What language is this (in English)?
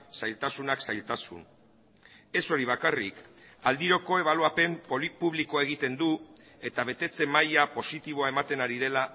Basque